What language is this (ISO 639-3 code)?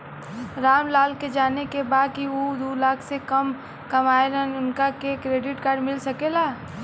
bho